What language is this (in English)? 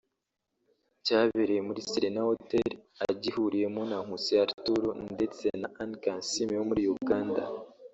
Kinyarwanda